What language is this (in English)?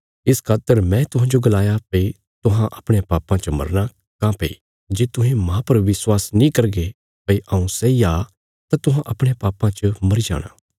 Bilaspuri